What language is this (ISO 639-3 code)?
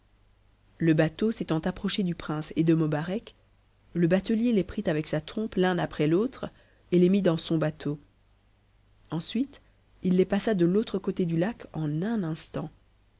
fra